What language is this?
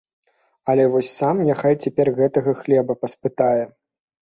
Belarusian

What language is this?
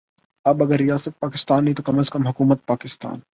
Urdu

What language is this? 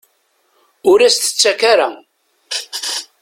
Kabyle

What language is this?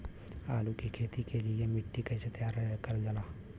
Bhojpuri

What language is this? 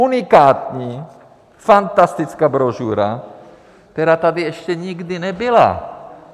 Czech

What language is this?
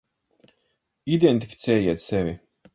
Latvian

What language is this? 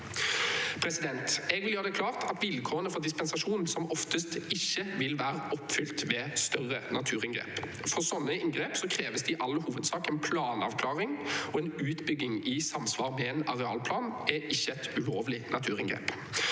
Norwegian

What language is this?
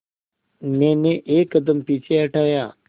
Hindi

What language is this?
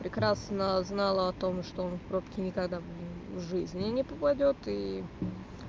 Russian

